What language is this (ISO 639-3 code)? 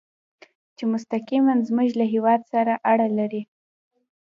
pus